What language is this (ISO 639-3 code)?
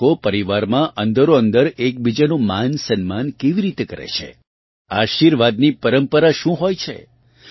guj